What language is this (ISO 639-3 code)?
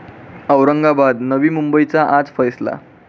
mar